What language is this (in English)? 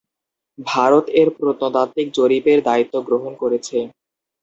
Bangla